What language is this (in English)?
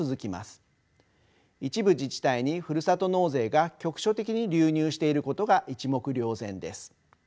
Japanese